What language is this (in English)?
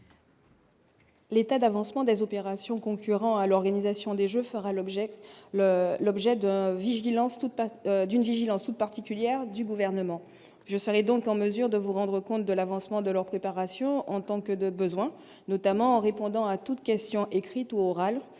French